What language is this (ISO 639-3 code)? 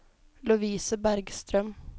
nor